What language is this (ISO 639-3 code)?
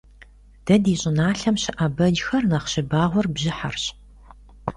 kbd